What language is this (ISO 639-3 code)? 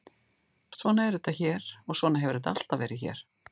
isl